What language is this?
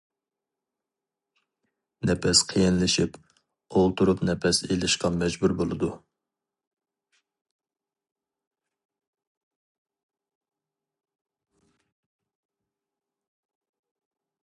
Uyghur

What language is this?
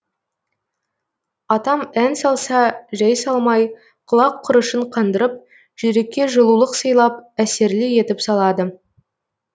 Kazakh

